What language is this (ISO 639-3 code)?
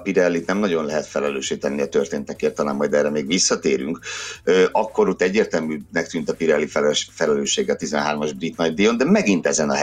hun